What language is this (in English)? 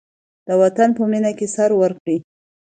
Pashto